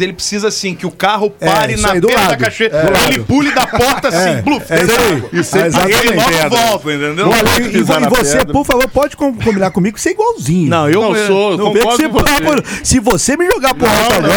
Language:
Portuguese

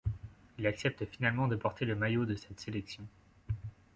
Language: French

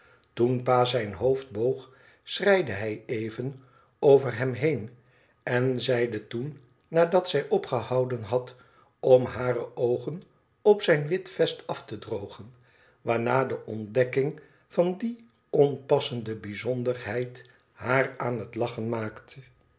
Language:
Dutch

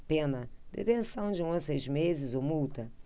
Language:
Portuguese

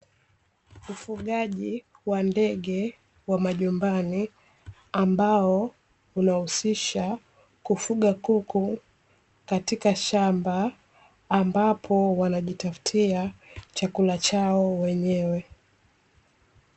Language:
Swahili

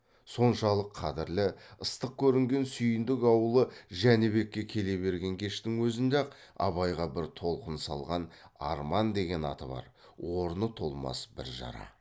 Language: Kazakh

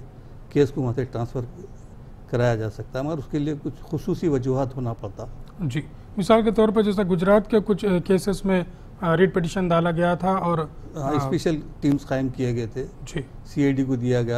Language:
Hindi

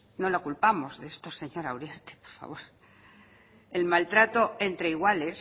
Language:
Spanish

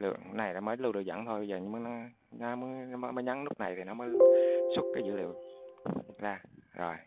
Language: Vietnamese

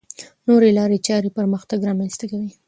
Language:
Pashto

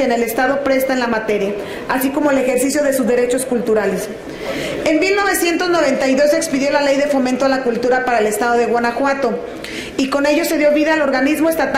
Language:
Spanish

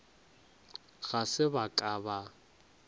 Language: Northern Sotho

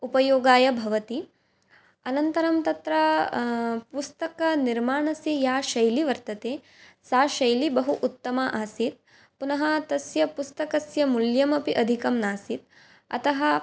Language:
Sanskrit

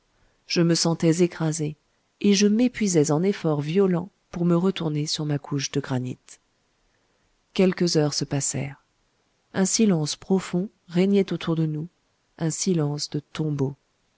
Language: French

